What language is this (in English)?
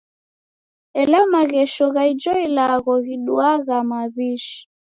Taita